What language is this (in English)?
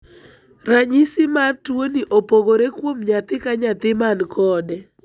Luo (Kenya and Tanzania)